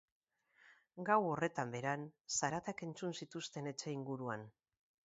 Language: Basque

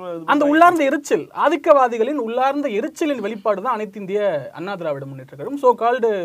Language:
Tamil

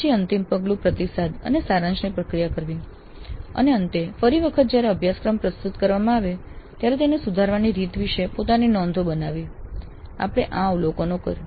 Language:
Gujarati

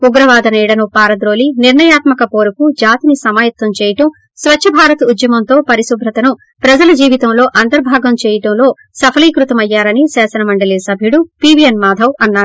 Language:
Telugu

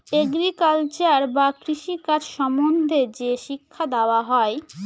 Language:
Bangla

